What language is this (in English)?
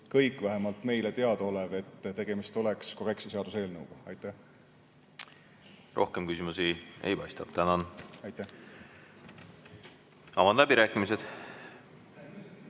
Estonian